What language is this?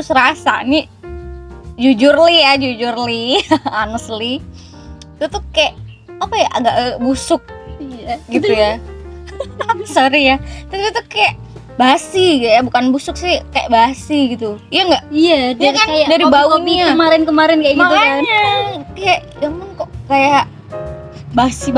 Indonesian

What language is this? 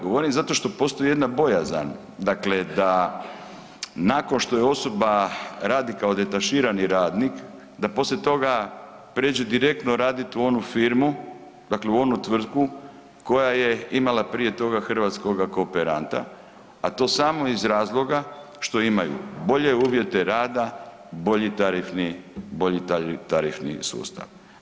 Croatian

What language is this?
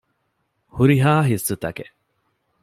Divehi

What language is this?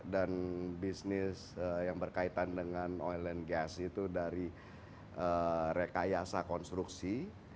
Indonesian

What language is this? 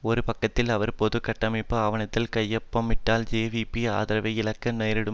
Tamil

